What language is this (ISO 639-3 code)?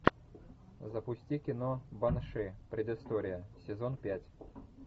rus